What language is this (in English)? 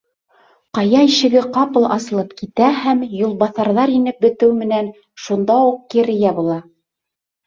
Bashkir